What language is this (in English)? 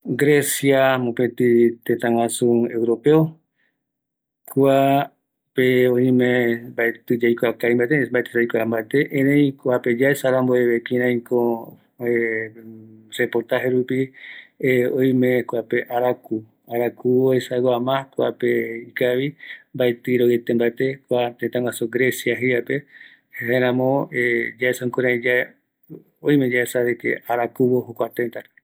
Eastern Bolivian Guaraní